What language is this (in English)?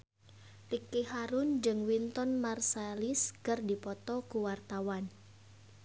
Sundanese